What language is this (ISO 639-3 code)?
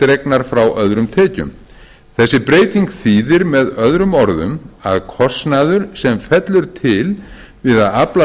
isl